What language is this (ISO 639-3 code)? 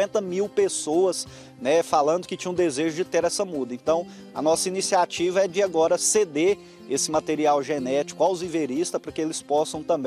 por